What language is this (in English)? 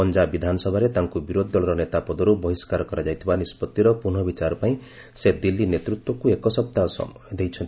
Odia